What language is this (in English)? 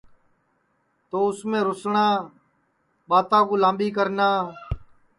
Sansi